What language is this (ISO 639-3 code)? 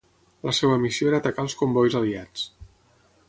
cat